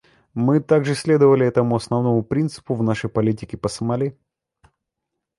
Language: Russian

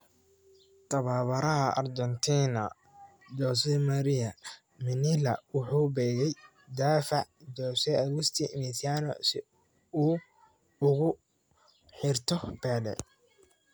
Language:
Somali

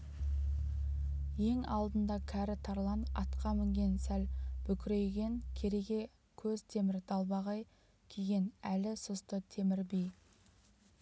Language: Kazakh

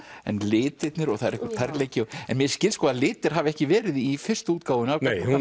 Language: Icelandic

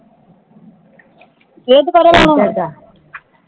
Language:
Punjabi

